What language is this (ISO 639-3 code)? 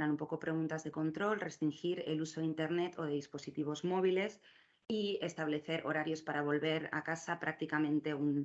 spa